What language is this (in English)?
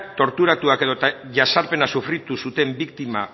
Basque